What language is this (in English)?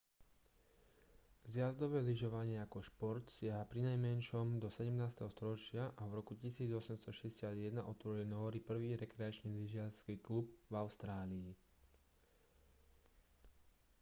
Slovak